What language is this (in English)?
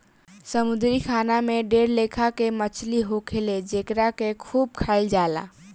Bhojpuri